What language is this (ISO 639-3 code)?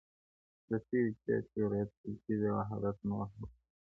pus